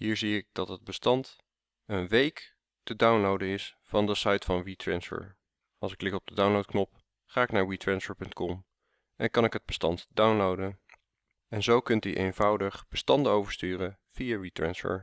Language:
Dutch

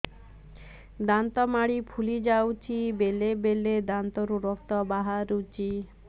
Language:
Odia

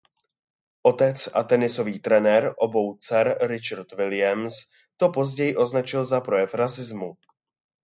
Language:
Czech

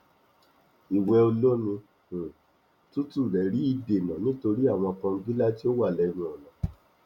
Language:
Yoruba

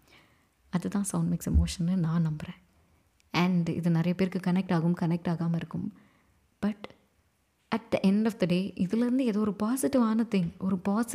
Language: Tamil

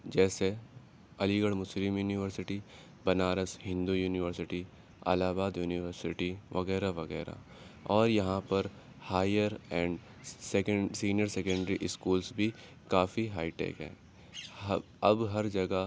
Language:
Urdu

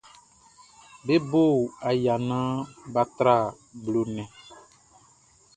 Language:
Baoulé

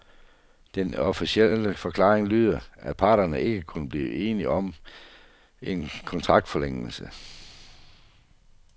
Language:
Danish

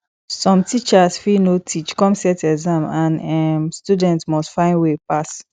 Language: Nigerian Pidgin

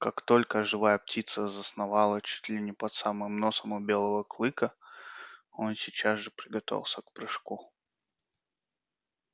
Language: Russian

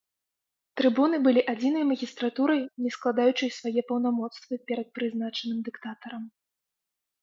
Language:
Belarusian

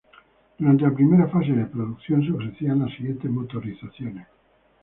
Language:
Spanish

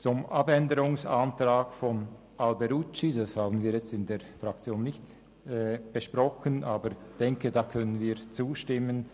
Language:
Swiss German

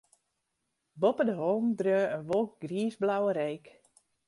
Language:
Western Frisian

